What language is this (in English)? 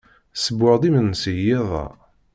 Kabyle